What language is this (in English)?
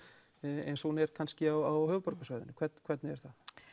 Icelandic